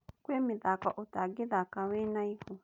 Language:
Kikuyu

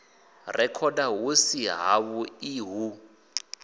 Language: Venda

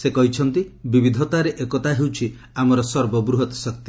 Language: Odia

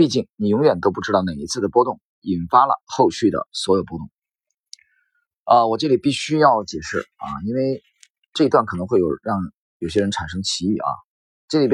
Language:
Chinese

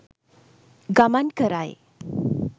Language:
Sinhala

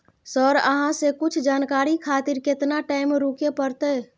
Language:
Maithili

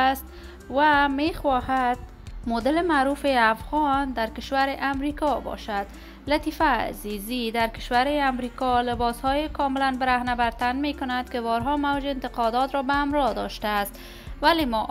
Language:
Persian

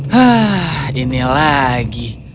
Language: Indonesian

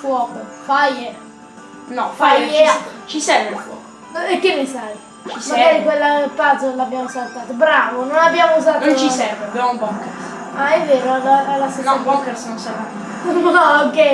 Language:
Italian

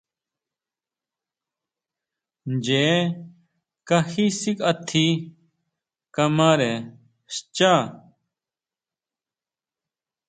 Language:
Huautla Mazatec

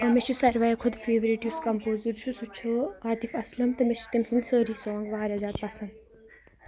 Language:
Kashmiri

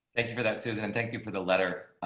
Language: English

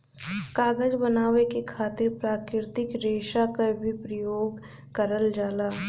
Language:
Bhojpuri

